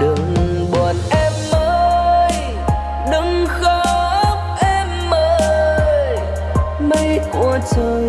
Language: Vietnamese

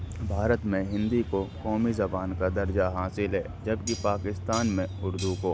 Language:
Urdu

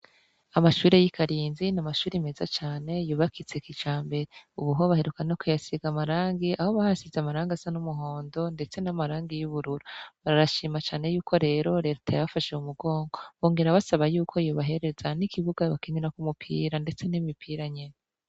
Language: Rundi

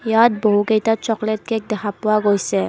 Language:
Assamese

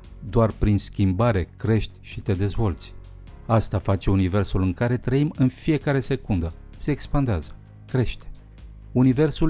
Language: Romanian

